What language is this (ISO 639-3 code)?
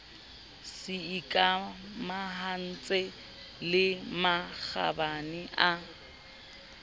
sot